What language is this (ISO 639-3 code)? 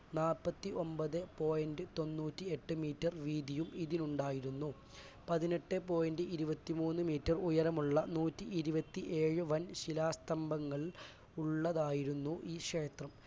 mal